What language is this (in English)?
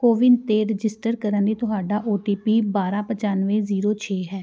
Punjabi